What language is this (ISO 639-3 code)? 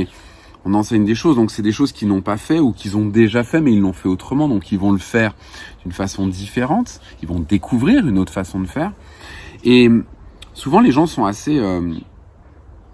fra